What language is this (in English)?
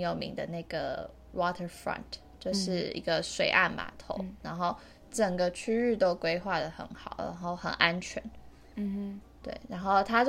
Chinese